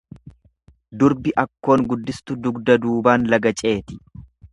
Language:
Oromo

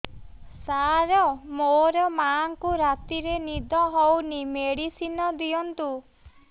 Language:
Odia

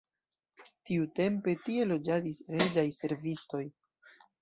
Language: Esperanto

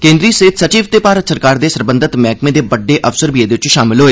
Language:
Dogri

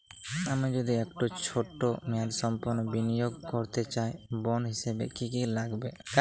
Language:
Bangla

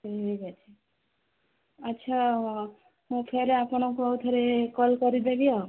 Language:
Odia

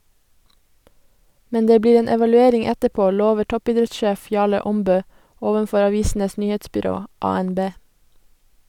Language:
Norwegian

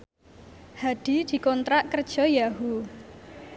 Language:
Javanese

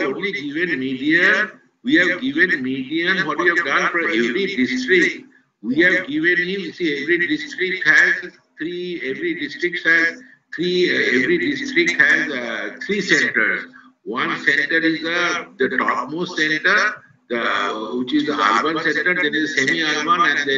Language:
English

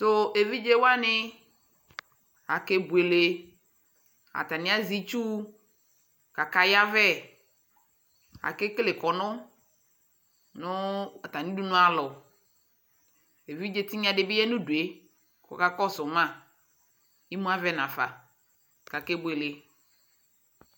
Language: Ikposo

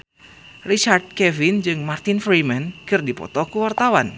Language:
Sundanese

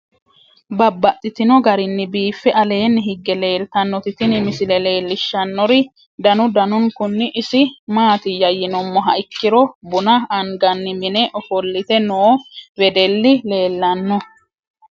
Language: Sidamo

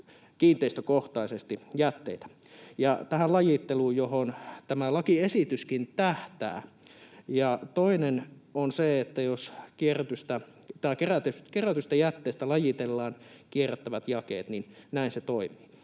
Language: Finnish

